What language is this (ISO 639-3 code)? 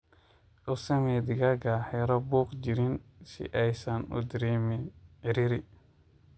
som